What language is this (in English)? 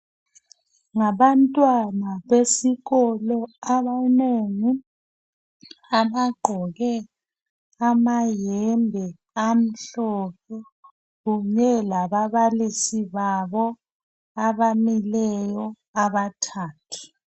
North Ndebele